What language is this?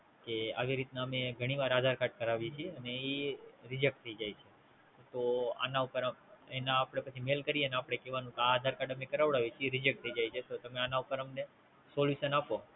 Gujarati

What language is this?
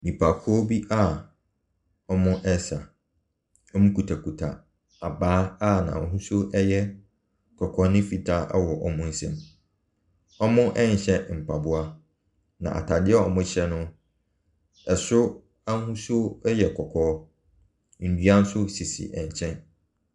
Akan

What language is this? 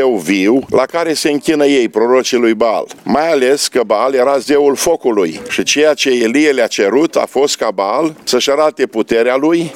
Romanian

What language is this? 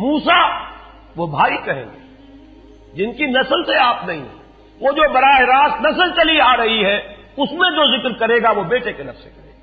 Urdu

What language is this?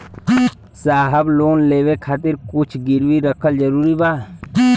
Bhojpuri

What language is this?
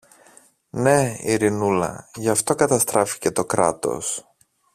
Greek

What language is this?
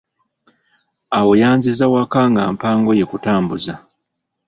Ganda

